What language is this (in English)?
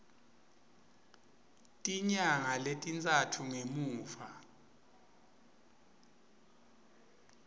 Swati